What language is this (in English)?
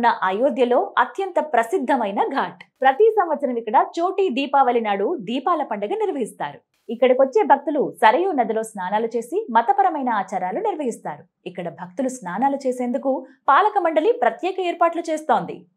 Telugu